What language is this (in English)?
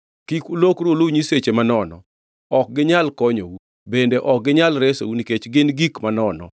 Luo (Kenya and Tanzania)